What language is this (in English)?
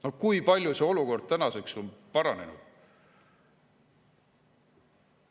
Estonian